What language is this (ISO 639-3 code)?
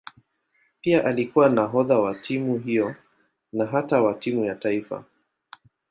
swa